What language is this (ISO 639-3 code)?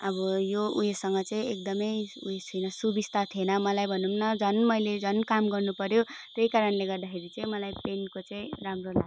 nep